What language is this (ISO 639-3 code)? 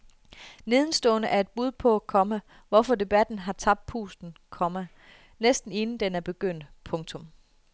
dan